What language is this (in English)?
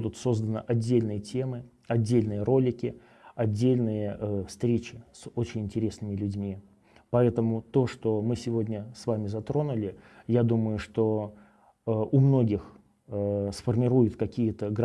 Russian